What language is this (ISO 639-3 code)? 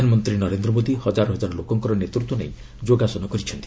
ori